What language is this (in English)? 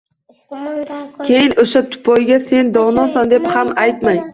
Uzbek